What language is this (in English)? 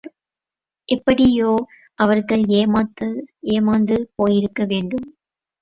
Tamil